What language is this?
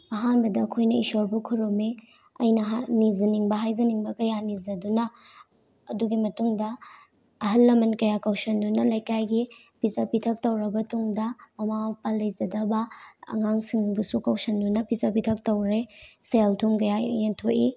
Manipuri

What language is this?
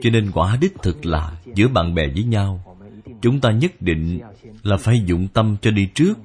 Vietnamese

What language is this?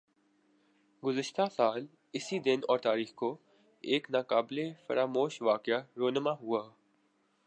Urdu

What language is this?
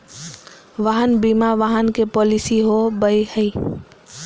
Magahi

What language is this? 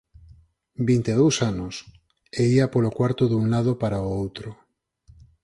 Galician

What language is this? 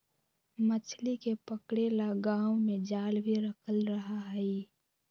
Magahi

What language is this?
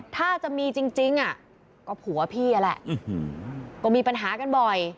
Thai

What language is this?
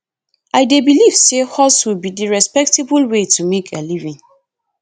Nigerian Pidgin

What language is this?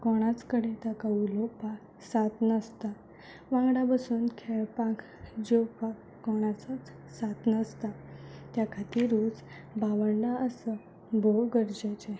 Konkani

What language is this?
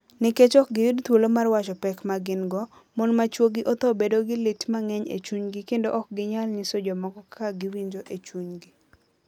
Luo (Kenya and Tanzania)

